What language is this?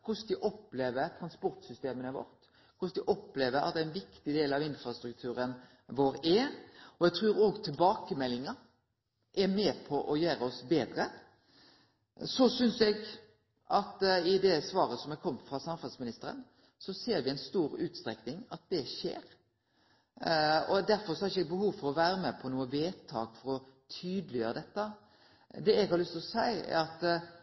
Norwegian Nynorsk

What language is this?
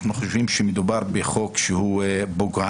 Hebrew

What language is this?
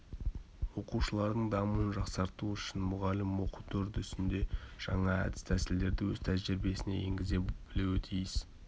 Kazakh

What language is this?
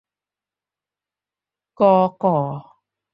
Thai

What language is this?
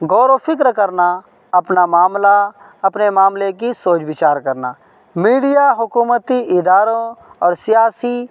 Urdu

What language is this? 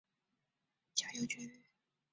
Chinese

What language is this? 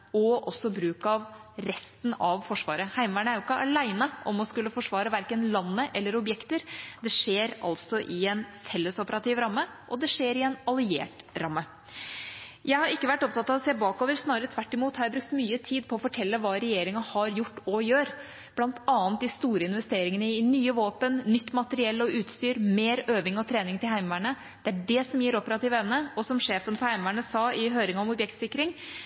Norwegian Bokmål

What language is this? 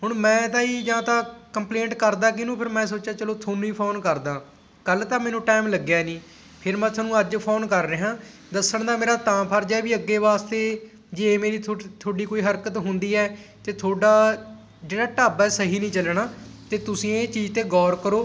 Punjabi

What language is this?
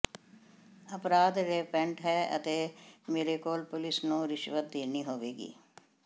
Punjabi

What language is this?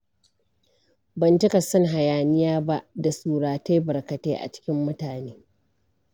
Hausa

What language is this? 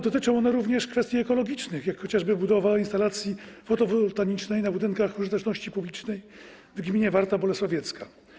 Polish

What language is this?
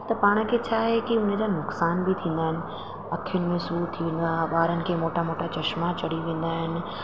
Sindhi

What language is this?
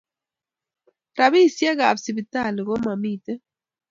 Kalenjin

